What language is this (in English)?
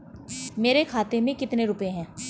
Hindi